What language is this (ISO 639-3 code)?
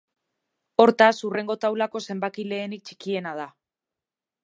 eus